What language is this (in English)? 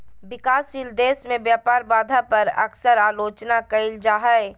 Magahi